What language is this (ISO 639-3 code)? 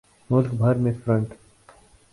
urd